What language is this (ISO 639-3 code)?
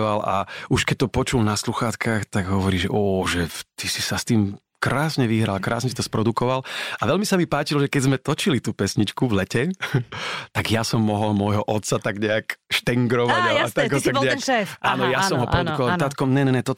slk